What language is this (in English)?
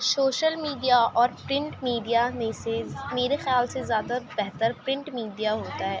Urdu